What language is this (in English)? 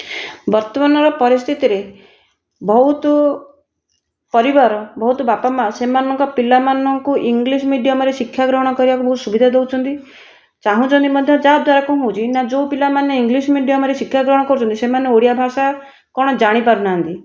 Odia